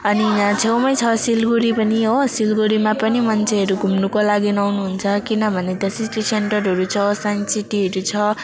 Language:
Nepali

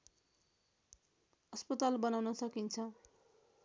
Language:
Nepali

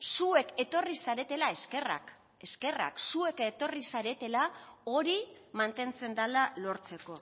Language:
Basque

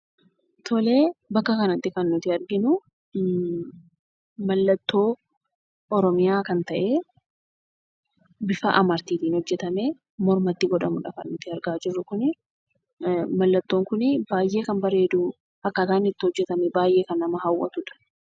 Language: Oromo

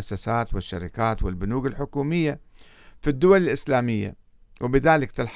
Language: Arabic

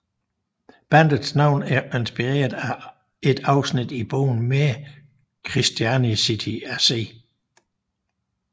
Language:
Danish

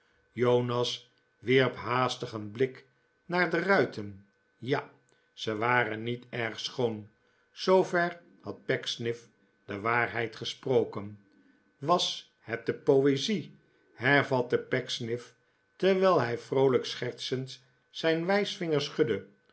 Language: Dutch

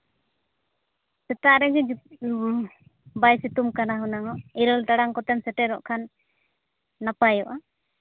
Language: Santali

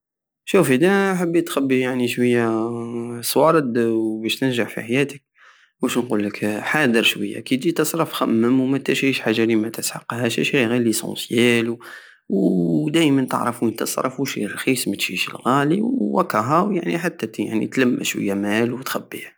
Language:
Algerian Saharan Arabic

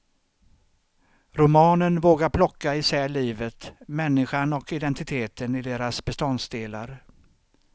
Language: Swedish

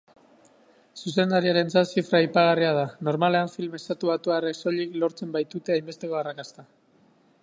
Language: Basque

